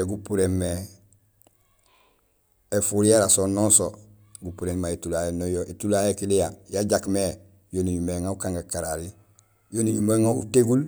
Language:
Gusilay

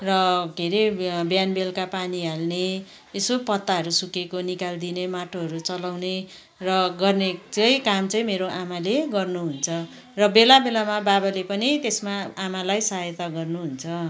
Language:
Nepali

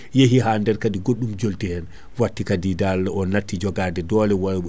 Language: Fula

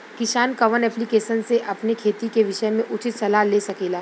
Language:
Bhojpuri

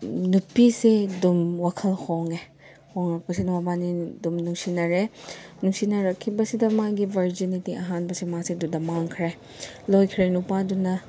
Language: Manipuri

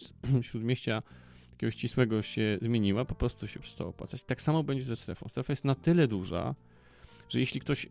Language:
Polish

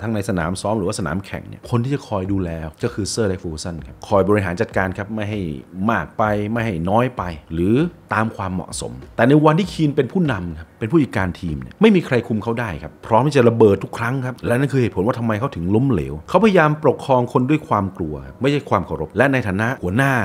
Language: Thai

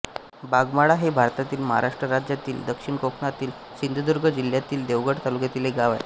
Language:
Marathi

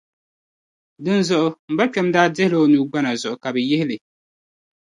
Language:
Dagbani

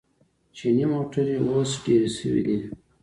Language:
Pashto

